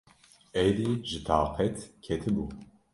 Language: Kurdish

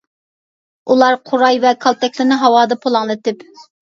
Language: Uyghur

